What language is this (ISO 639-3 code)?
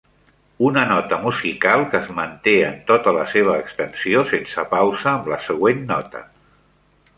cat